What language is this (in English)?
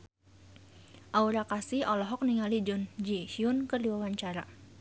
Sundanese